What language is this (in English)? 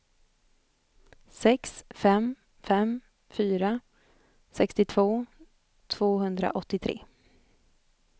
Swedish